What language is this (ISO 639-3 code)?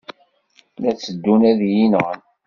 kab